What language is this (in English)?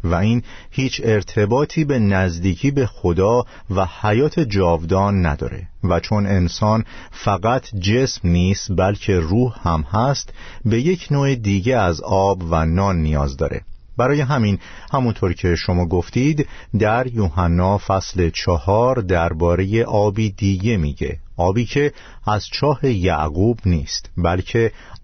Persian